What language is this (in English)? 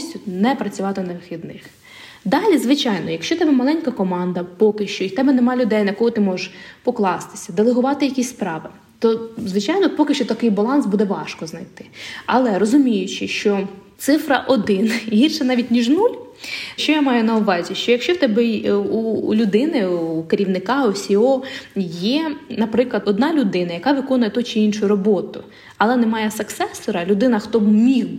Ukrainian